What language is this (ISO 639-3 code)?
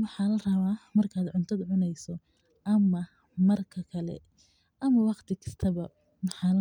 som